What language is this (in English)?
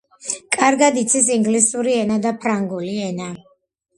Georgian